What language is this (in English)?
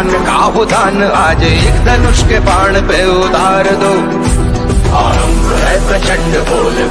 Hindi